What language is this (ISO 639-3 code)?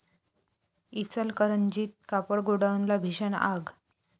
mar